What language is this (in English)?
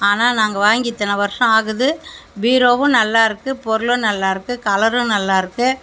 Tamil